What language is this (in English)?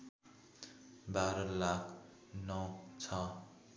Nepali